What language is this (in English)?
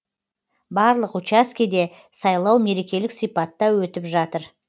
Kazakh